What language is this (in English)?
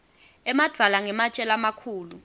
Swati